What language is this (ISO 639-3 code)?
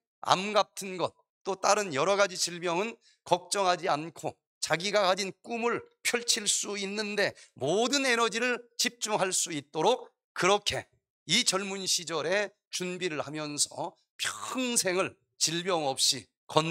kor